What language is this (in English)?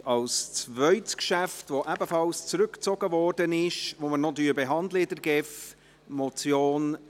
Swiss German